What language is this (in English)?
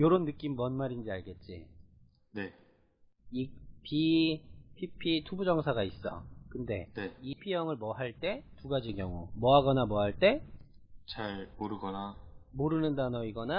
Korean